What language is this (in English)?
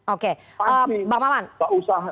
Indonesian